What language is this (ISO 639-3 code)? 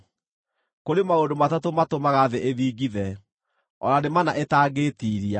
kik